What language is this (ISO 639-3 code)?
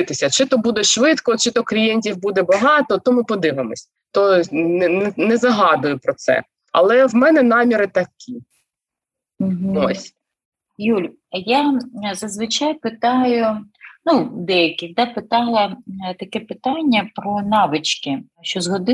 ukr